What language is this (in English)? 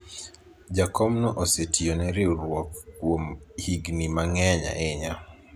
Luo (Kenya and Tanzania)